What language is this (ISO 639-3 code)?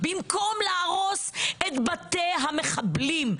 heb